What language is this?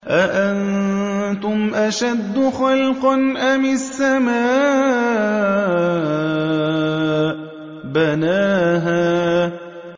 Arabic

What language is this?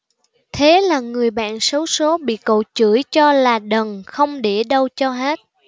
Vietnamese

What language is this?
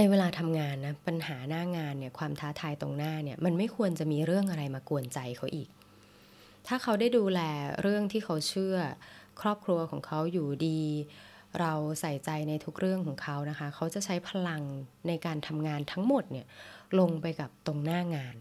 Thai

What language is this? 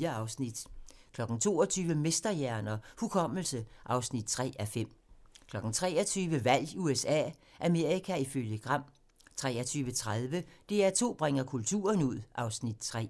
Danish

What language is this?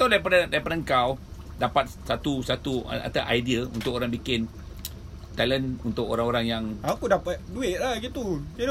Malay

